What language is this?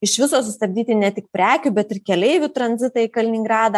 Lithuanian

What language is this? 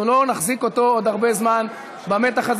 Hebrew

